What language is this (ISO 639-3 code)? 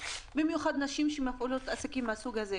heb